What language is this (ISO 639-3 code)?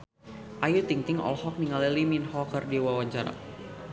sun